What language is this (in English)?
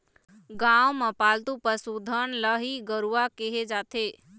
Chhattisgarhi